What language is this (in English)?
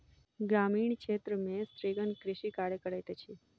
Maithili